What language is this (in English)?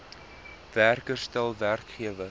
Afrikaans